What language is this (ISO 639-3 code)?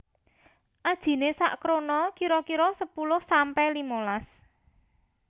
jav